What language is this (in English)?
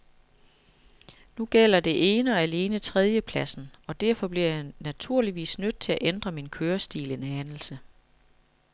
Danish